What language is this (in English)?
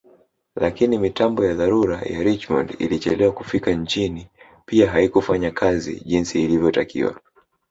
Swahili